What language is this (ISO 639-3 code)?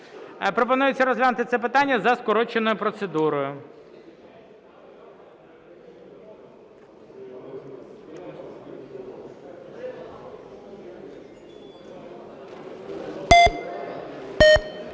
ukr